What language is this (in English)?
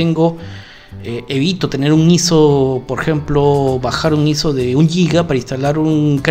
Spanish